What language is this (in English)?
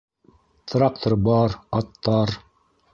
Bashkir